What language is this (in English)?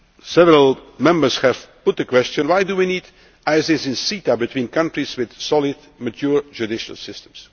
English